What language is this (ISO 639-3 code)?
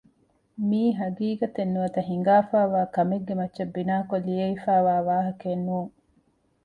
div